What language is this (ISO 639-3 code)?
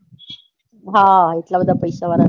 guj